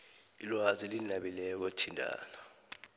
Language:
South Ndebele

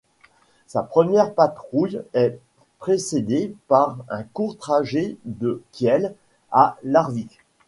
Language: French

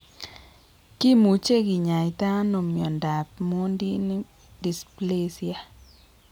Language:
Kalenjin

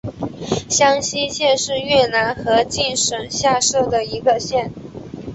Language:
Chinese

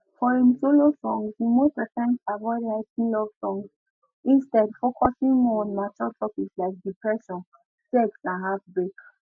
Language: Nigerian Pidgin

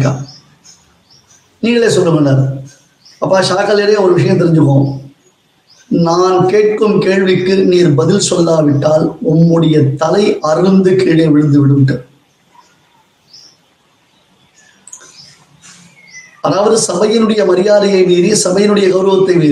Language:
Tamil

